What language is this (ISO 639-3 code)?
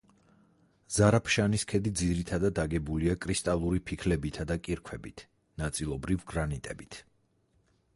kat